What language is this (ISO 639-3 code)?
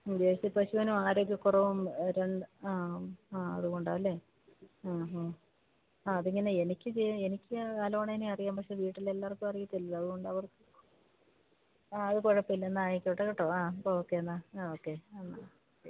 mal